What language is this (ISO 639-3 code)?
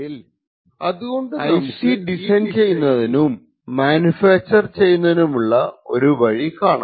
mal